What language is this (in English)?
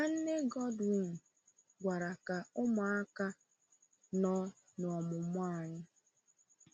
Igbo